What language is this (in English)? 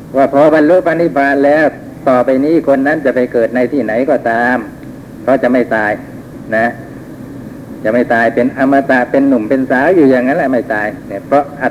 Thai